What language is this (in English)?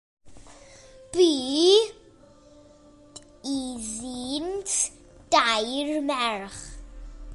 Welsh